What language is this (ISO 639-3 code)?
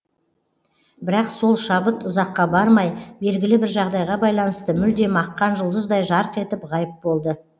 kaz